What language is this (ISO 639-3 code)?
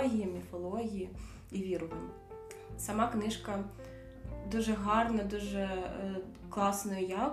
ukr